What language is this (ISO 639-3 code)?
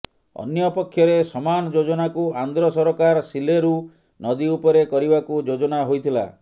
ori